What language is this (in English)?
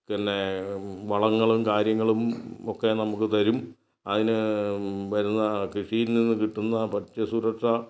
Malayalam